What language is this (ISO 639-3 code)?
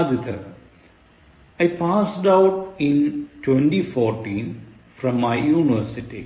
mal